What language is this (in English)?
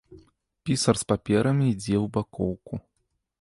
Belarusian